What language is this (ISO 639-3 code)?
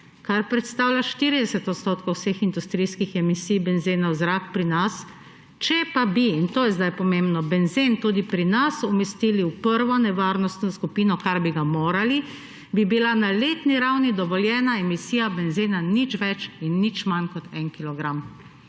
slv